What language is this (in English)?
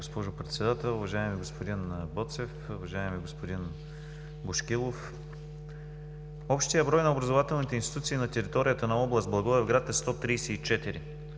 Bulgarian